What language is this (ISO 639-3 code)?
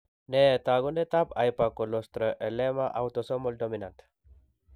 kln